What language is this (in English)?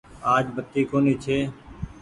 Goaria